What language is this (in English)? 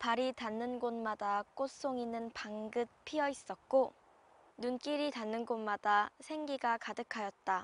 Korean